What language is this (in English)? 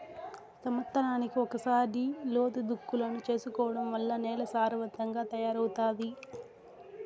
Telugu